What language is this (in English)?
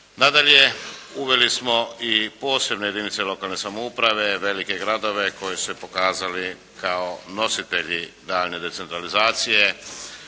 Croatian